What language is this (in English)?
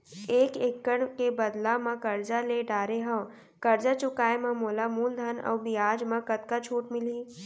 Chhattisgarhi